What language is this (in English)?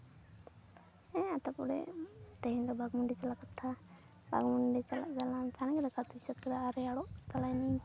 Santali